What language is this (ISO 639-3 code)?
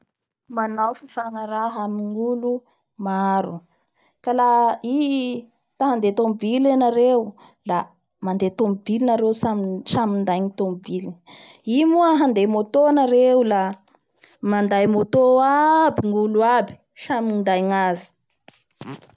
bhr